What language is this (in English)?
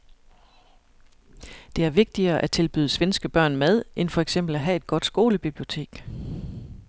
Danish